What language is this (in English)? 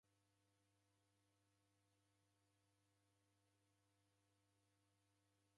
Taita